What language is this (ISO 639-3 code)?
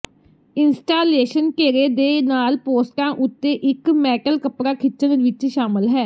pan